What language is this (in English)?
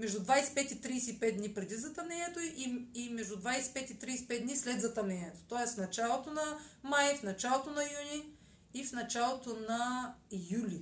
Bulgarian